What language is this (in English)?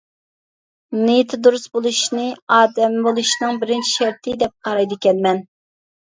Uyghur